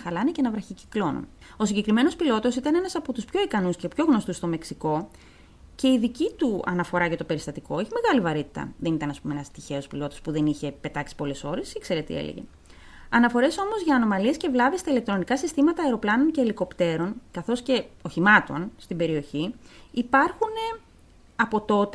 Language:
Greek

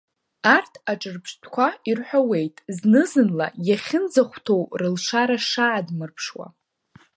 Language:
Abkhazian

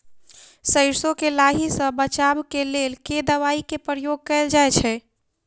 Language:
Maithili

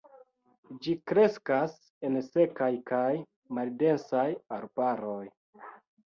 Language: Esperanto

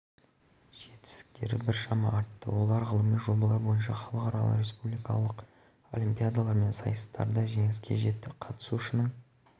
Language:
Kazakh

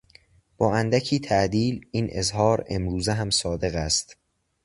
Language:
Persian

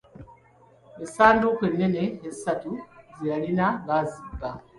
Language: Ganda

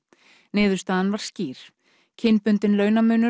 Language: Icelandic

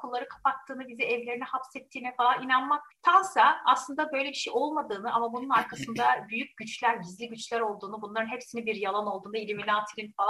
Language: Turkish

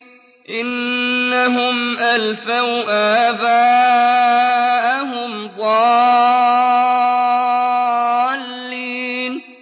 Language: Arabic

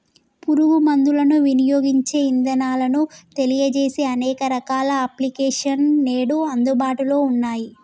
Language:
Telugu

